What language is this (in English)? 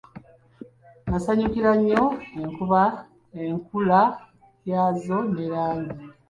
Ganda